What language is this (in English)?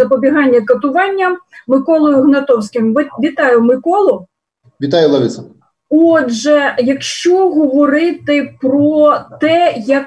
Ukrainian